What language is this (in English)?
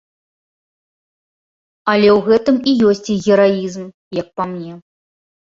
Belarusian